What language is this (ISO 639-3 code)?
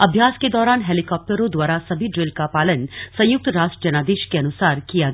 hin